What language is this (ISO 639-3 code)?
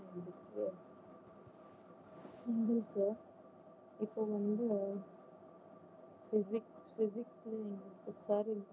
tam